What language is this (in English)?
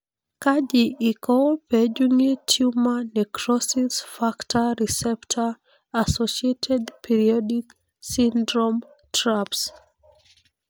Masai